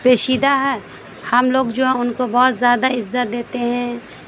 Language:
Urdu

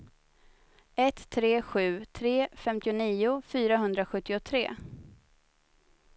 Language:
Swedish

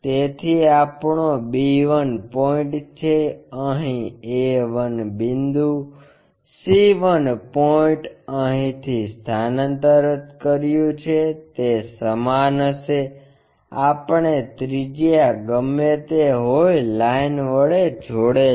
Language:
Gujarati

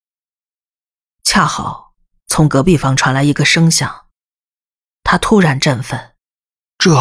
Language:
Chinese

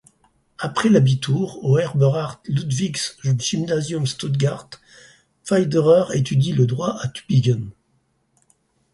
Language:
French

